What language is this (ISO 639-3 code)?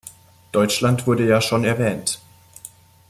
deu